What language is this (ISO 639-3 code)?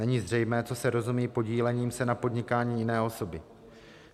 ces